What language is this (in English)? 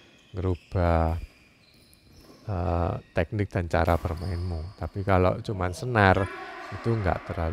Indonesian